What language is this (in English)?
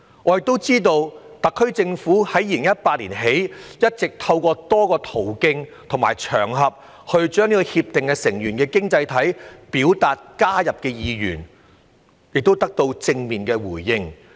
Cantonese